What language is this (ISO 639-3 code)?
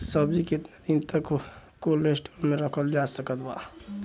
bho